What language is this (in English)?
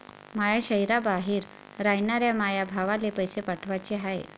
Marathi